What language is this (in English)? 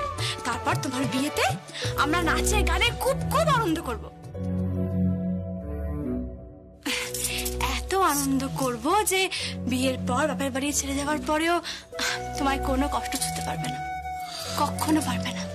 Bangla